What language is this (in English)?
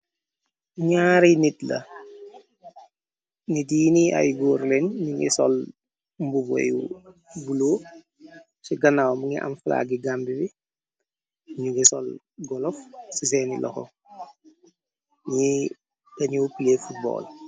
Wolof